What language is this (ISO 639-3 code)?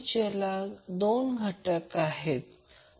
mar